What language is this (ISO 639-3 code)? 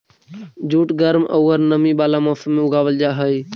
mag